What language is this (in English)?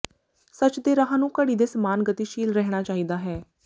Punjabi